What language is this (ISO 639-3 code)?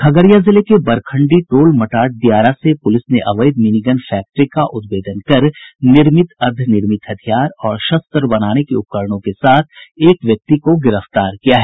hin